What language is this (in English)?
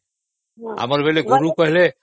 Odia